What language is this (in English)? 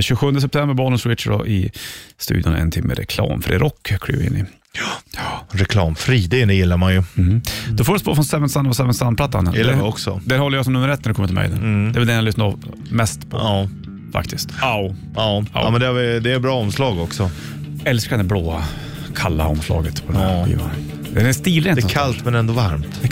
Swedish